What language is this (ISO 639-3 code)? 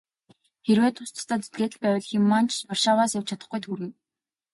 mon